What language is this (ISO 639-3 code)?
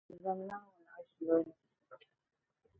dag